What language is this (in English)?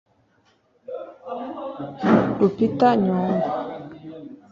Kinyarwanda